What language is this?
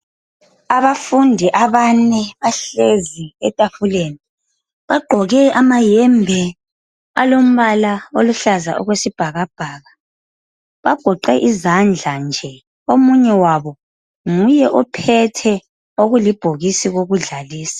North Ndebele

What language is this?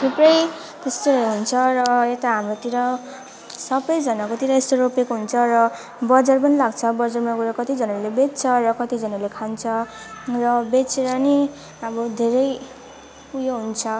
Nepali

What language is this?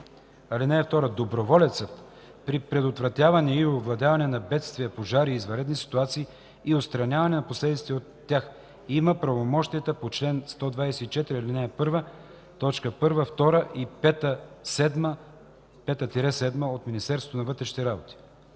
Bulgarian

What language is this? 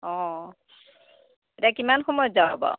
Assamese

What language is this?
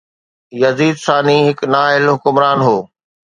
Sindhi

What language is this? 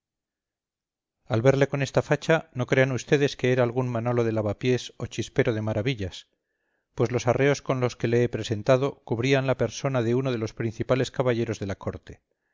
Spanish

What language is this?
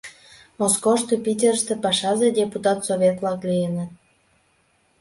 Mari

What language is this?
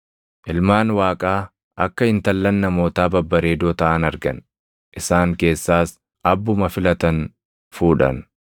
Oromo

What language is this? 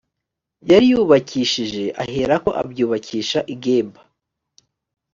Kinyarwanda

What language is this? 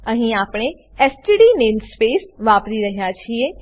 Gujarati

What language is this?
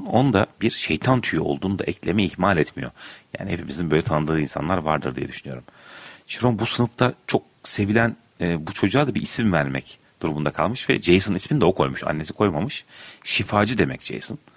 Turkish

